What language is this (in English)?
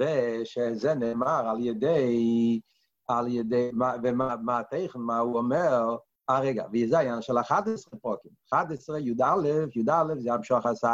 Hebrew